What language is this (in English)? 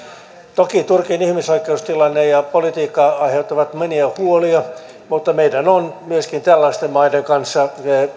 Finnish